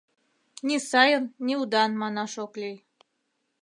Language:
Mari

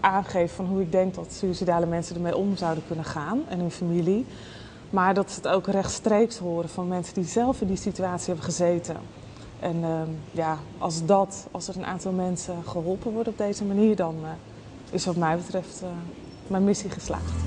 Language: Dutch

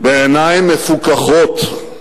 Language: Hebrew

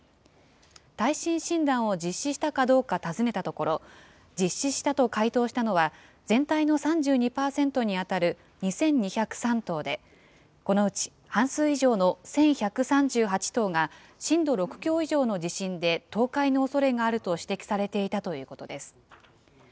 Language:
Japanese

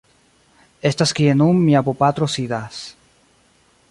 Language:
Esperanto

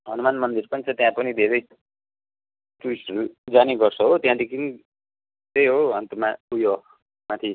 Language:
Nepali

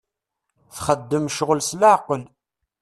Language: Kabyle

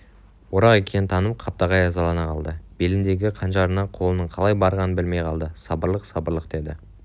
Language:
Kazakh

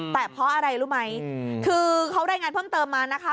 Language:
Thai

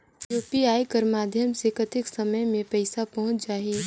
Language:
Chhattisgarhi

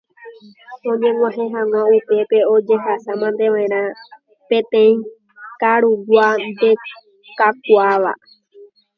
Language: Guarani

